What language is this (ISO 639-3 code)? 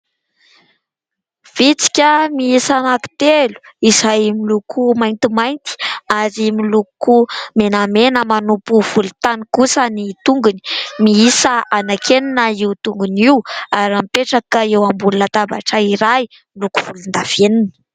mlg